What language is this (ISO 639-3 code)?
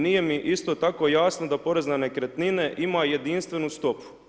hrv